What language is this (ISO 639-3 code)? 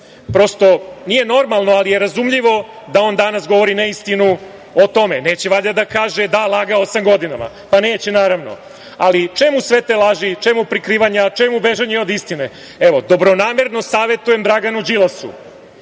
srp